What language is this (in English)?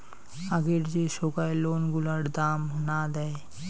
Bangla